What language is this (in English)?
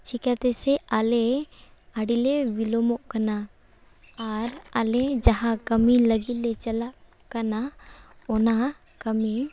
Santali